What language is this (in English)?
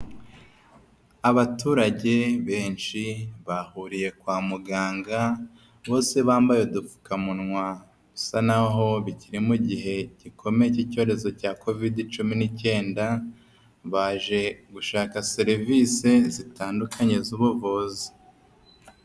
Kinyarwanda